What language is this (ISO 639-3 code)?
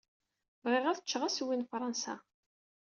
kab